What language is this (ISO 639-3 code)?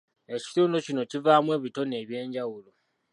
lug